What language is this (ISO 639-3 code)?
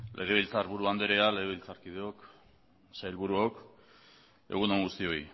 eus